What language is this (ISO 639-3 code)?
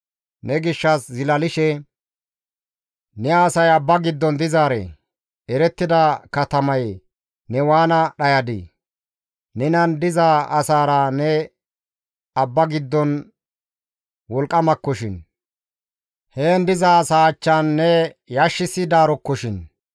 gmv